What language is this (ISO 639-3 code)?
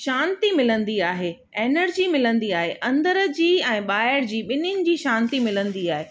snd